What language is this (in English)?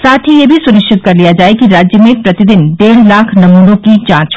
Hindi